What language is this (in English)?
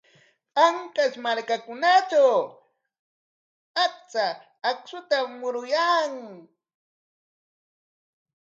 Corongo Ancash Quechua